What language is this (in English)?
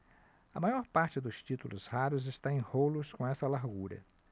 Portuguese